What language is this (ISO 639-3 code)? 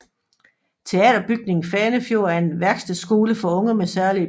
dan